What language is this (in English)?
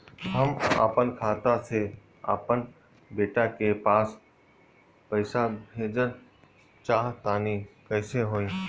Bhojpuri